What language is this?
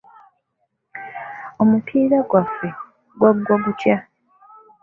Ganda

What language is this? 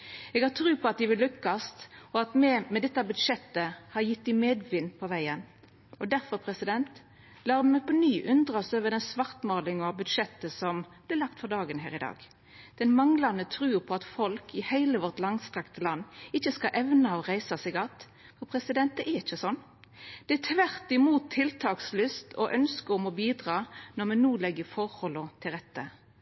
Norwegian Nynorsk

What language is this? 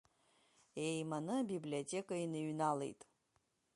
Abkhazian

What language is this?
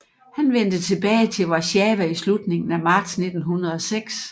Danish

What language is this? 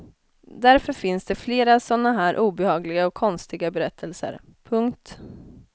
Swedish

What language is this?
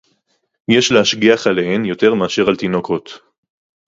Hebrew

